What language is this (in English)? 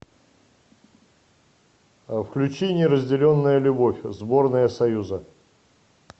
Russian